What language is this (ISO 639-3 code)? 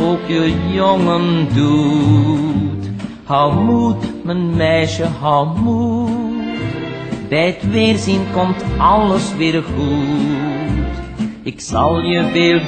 nld